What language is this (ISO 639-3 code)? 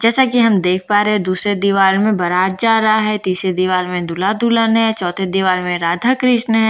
hin